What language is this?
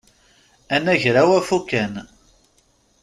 Kabyle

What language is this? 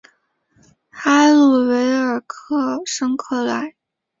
Chinese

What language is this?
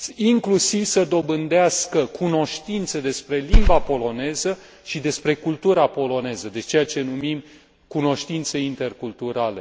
Romanian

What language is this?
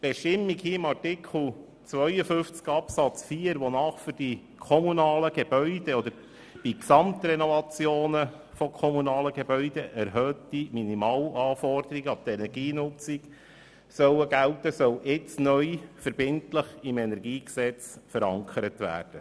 Swiss German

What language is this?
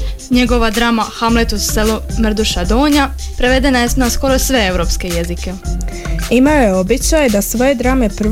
Croatian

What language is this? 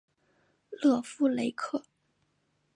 Chinese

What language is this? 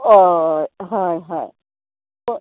Konkani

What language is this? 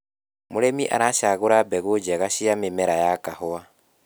Kikuyu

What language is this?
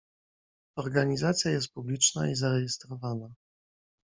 Polish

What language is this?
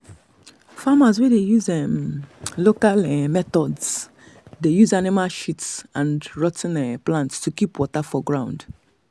Nigerian Pidgin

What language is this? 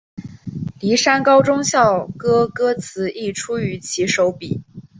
Chinese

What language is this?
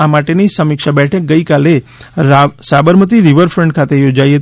Gujarati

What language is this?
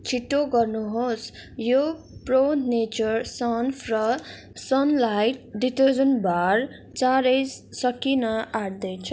Nepali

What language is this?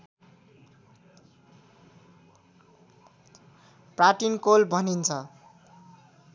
Nepali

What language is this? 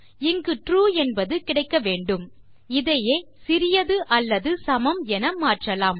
Tamil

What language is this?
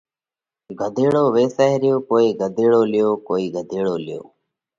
Parkari Koli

